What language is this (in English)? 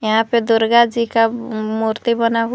Hindi